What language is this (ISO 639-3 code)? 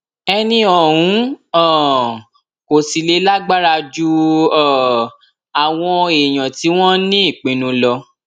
yor